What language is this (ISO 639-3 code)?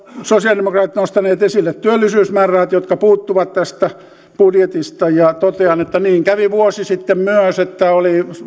fin